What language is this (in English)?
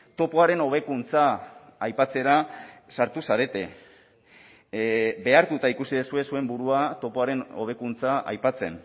Basque